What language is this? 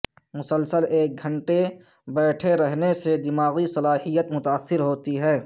Urdu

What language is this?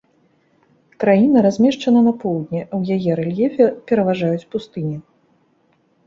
Belarusian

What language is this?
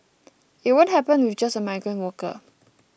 English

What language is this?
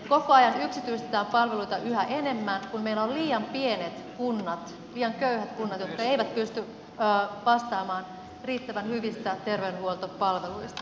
Finnish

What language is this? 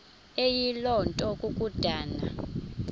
Xhosa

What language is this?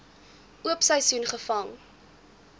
Afrikaans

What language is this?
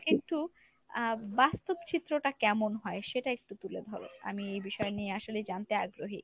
Bangla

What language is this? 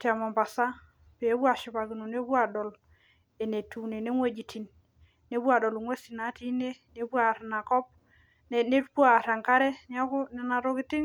Masai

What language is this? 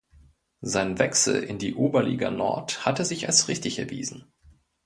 German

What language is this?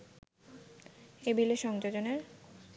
Bangla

